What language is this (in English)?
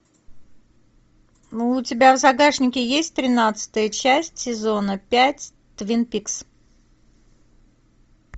Russian